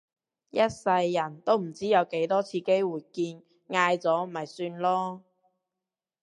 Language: Cantonese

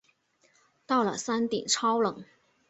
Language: Chinese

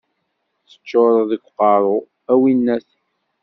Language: Kabyle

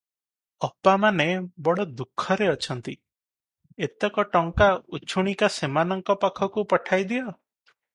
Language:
Odia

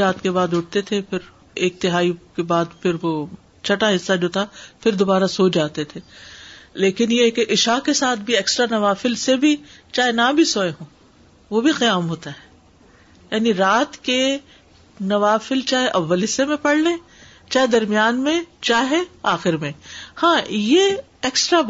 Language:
Urdu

